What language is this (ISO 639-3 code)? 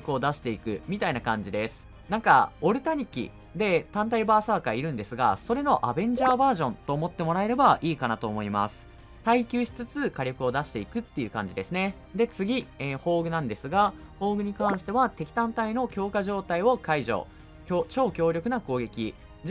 jpn